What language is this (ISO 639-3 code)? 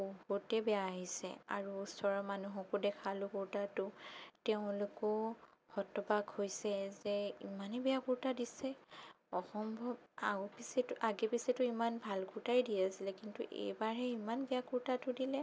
asm